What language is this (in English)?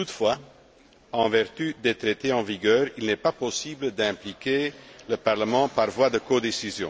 French